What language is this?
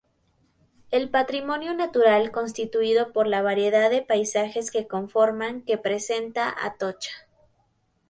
Spanish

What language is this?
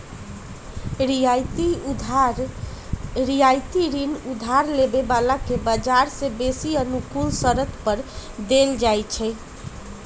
Magahi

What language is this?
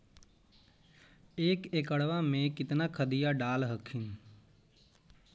Magahi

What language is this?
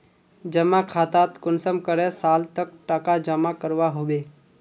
Magahi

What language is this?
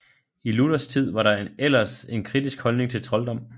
Danish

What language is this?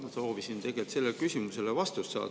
Estonian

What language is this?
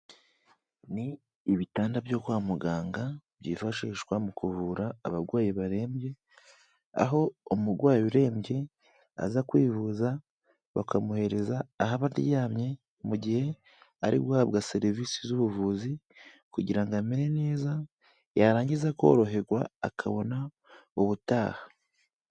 Kinyarwanda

